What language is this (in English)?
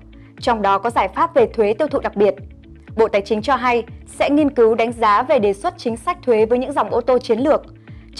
Vietnamese